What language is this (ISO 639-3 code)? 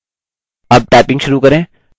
hin